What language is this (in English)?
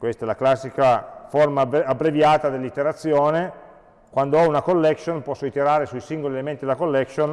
Italian